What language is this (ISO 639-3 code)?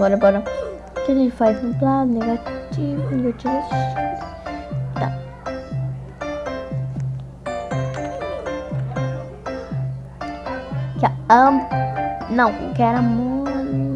por